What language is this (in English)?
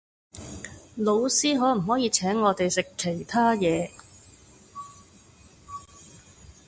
Cantonese